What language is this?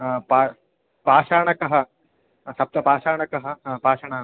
Sanskrit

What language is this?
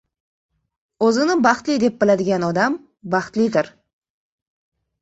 Uzbek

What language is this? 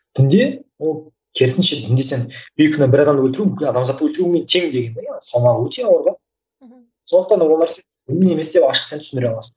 Kazakh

